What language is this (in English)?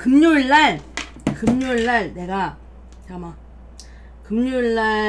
Korean